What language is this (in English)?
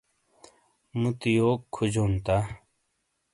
Shina